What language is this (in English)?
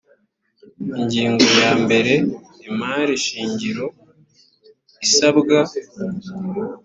Kinyarwanda